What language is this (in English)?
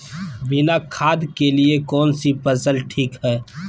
Magahi